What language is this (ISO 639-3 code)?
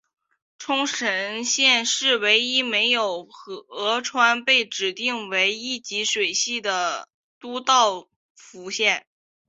zho